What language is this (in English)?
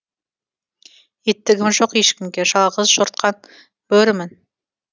Kazakh